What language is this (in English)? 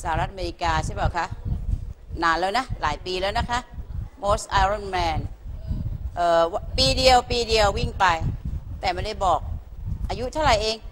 Thai